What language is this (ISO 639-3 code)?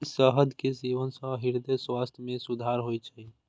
mai